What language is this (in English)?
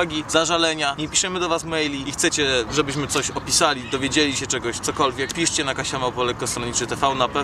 Polish